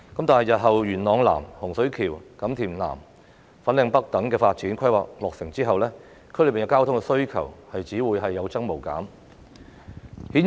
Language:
Cantonese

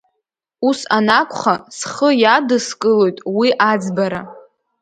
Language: Abkhazian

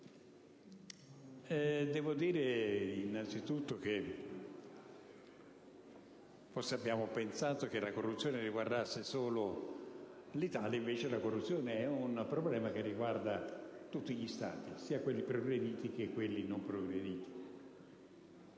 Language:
Italian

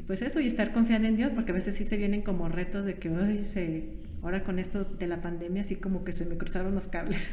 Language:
Spanish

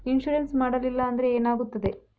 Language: Kannada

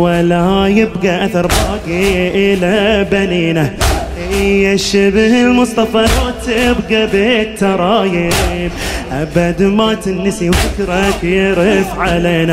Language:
Arabic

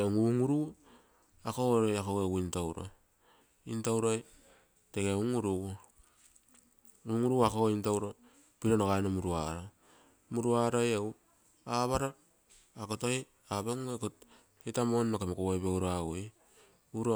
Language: Terei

